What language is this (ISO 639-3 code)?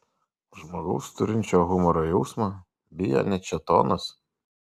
lit